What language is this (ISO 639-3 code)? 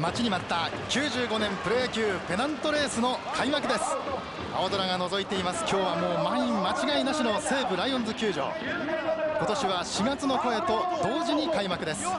jpn